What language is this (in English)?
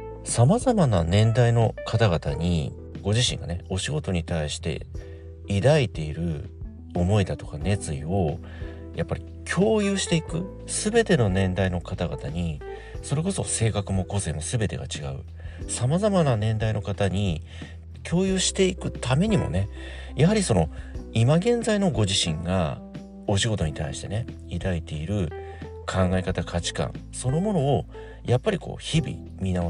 Japanese